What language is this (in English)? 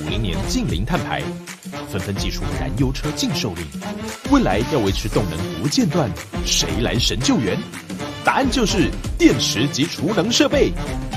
Chinese